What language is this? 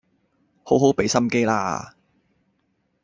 Cantonese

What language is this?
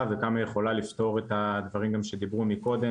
Hebrew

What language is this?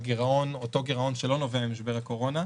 Hebrew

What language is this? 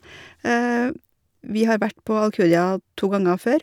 Norwegian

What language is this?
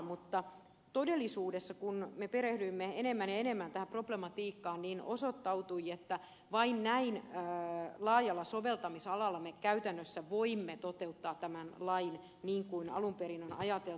Finnish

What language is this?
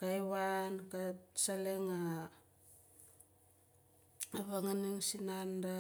Nalik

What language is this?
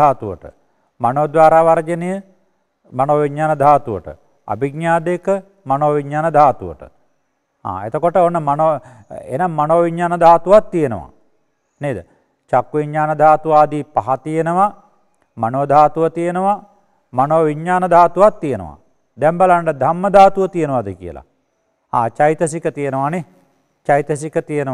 Indonesian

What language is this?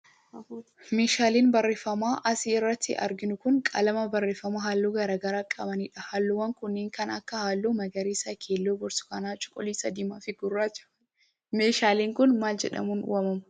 Oromo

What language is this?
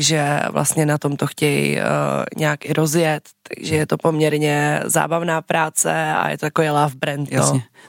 Czech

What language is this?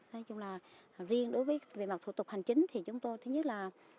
Vietnamese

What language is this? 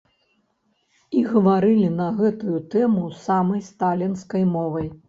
Belarusian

